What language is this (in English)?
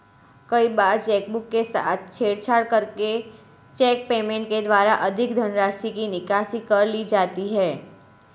Hindi